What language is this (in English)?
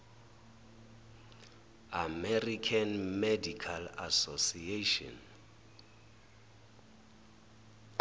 Zulu